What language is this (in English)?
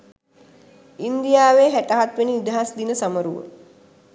Sinhala